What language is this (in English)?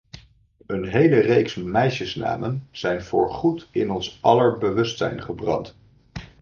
Dutch